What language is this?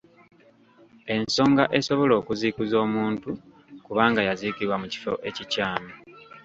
Ganda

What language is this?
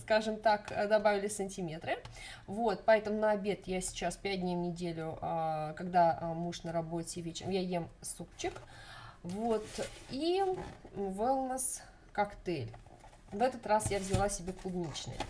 Russian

